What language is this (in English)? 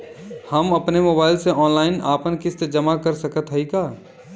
Bhojpuri